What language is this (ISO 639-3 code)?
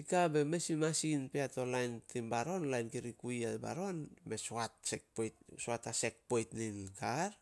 sol